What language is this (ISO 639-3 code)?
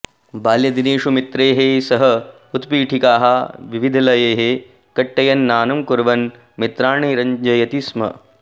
san